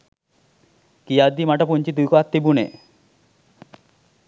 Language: Sinhala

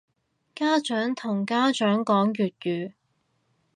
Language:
Cantonese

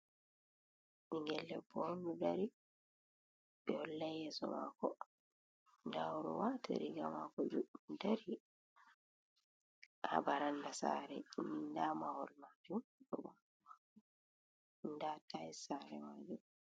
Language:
Fula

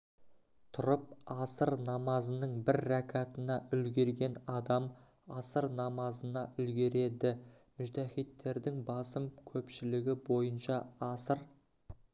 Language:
Kazakh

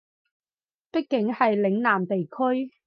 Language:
Cantonese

